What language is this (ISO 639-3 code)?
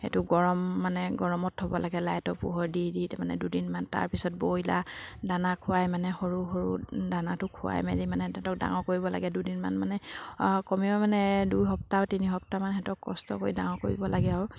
asm